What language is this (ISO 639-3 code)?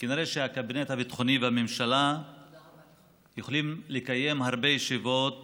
heb